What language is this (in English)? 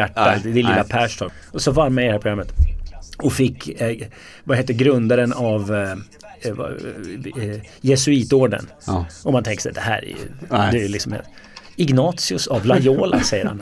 Swedish